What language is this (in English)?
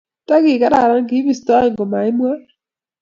Kalenjin